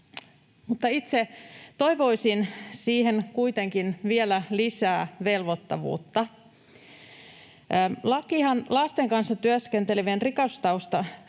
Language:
Finnish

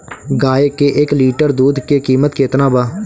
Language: Bhojpuri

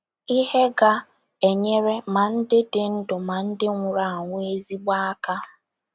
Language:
Igbo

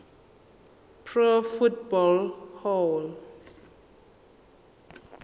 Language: Zulu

